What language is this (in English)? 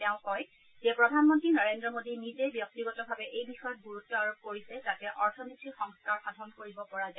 Assamese